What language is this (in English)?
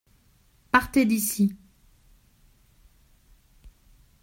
French